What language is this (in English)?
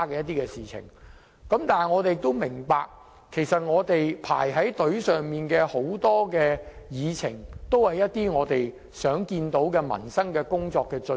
Cantonese